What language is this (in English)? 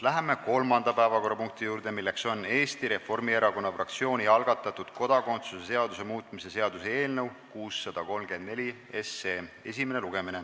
Estonian